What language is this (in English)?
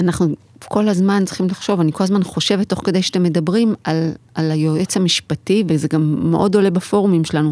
Hebrew